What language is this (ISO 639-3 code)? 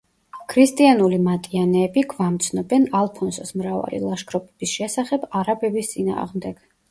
kat